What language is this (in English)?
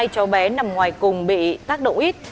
Vietnamese